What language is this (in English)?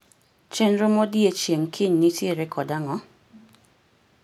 Luo (Kenya and Tanzania)